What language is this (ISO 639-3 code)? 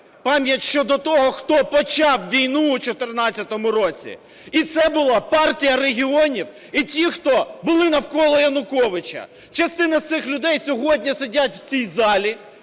ukr